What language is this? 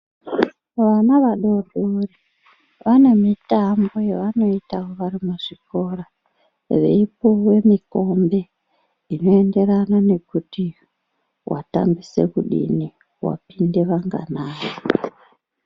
Ndau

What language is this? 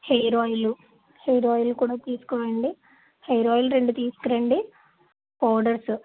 Telugu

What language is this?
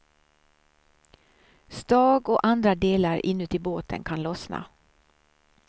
Swedish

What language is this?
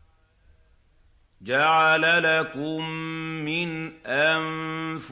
Arabic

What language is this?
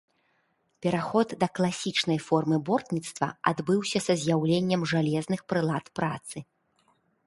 Belarusian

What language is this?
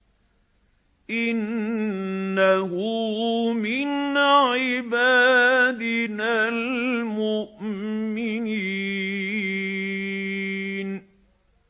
Arabic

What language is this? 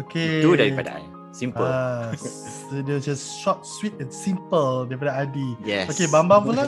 Malay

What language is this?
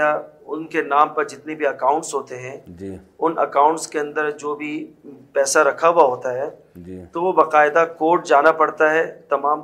Urdu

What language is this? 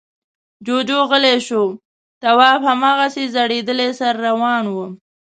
Pashto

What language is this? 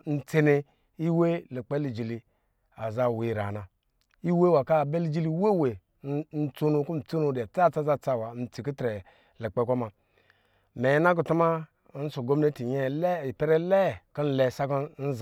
Lijili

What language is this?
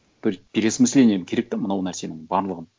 Kazakh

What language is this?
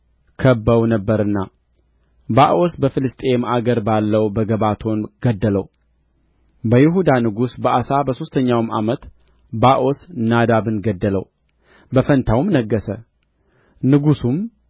Amharic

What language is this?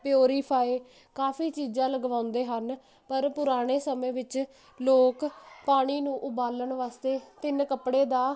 Punjabi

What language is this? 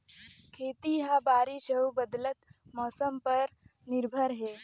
Chhattisgarhi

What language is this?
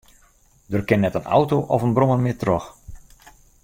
Western Frisian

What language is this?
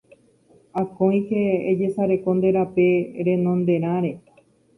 Guarani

